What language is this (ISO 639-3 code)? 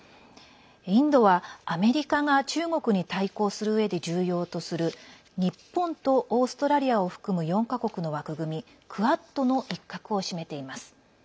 jpn